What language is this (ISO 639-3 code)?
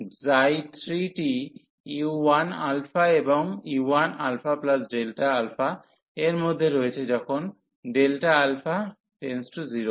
ben